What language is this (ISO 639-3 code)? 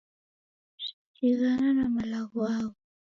dav